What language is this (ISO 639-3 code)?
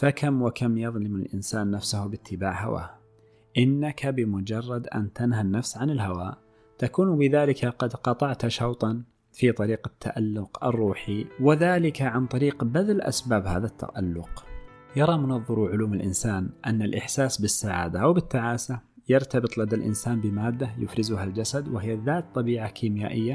ara